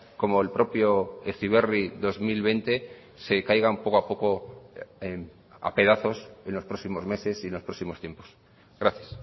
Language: Spanish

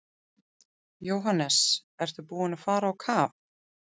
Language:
Icelandic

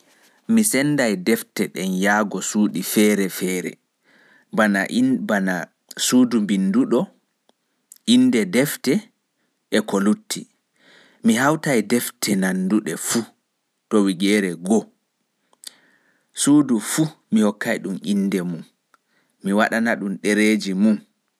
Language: Fula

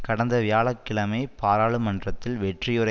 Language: Tamil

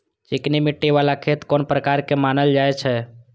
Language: Maithili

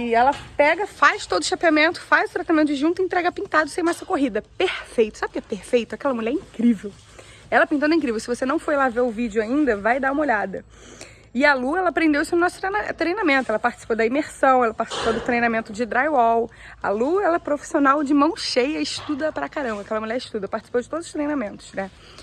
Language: Portuguese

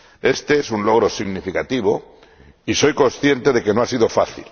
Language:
Spanish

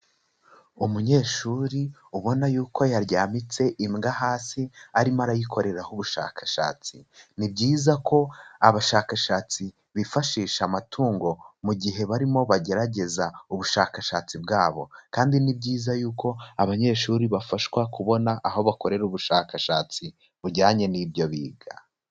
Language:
Kinyarwanda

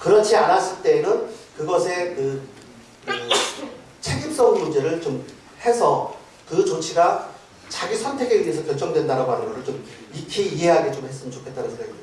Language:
Korean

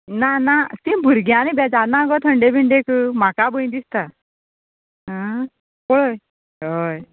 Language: Konkani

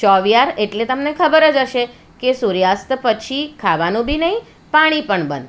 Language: Gujarati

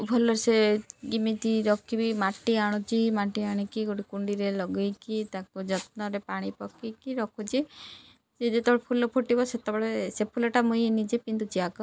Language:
Odia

